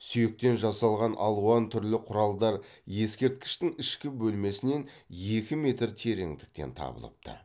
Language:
Kazakh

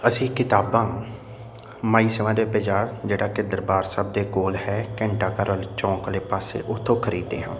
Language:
Punjabi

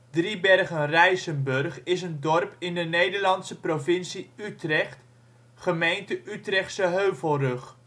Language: Dutch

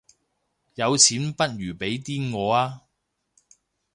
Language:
Cantonese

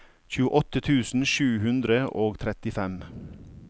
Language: Norwegian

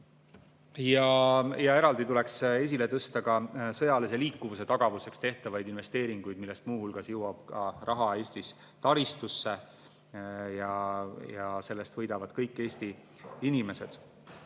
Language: Estonian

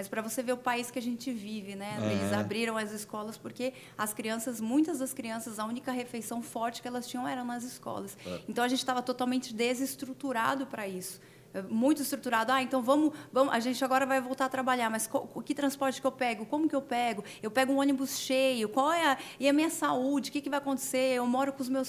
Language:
Portuguese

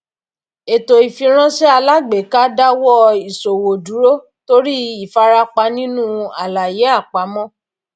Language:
Yoruba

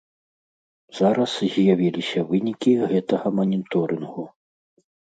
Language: Belarusian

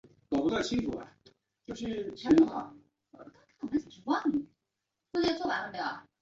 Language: Chinese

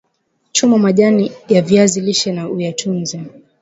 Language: Swahili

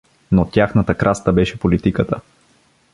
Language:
Bulgarian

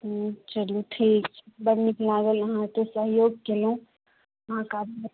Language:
Maithili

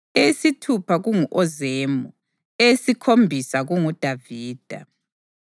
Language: North Ndebele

